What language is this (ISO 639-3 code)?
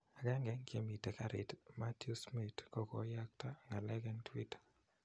kln